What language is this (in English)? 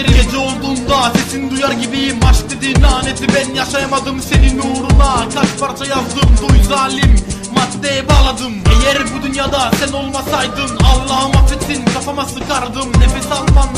Turkish